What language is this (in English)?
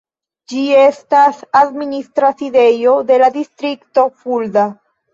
Esperanto